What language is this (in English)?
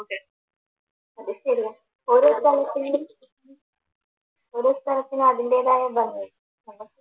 Malayalam